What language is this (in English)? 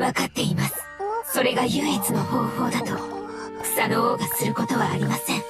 Japanese